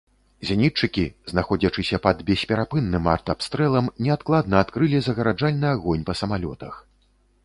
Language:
Belarusian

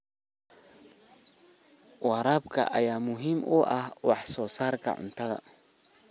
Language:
Somali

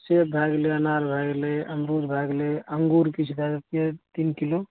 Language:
Maithili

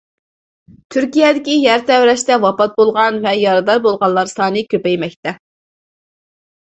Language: Uyghur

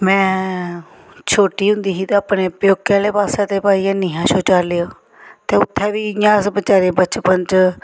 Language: Dogri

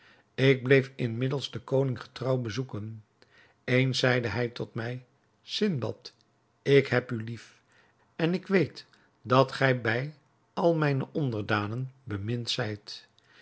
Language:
Dutch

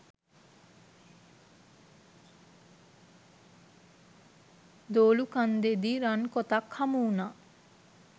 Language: Sinhala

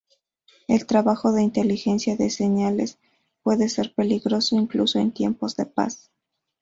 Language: Spanish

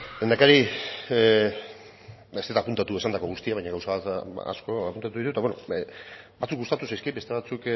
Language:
Basque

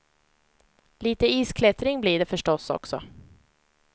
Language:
Swedish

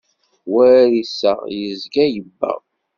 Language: Kabyle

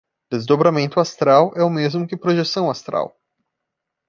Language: Portuguese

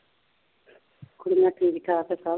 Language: Punjabi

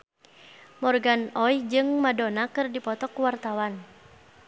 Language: Sundanese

